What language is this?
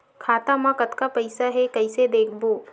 Chhattisgarhi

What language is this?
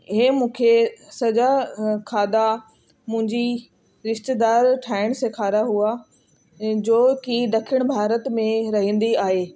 Sindhi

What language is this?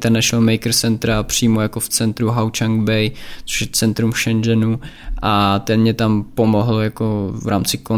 Czech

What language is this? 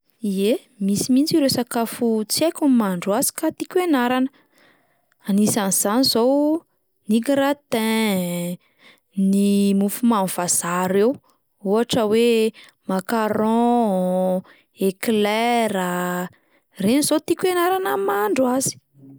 Malagasy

